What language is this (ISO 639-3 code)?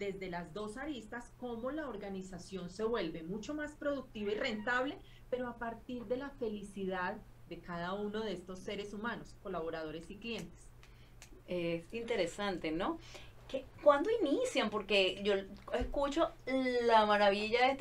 spa